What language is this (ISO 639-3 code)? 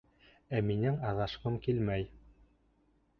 bak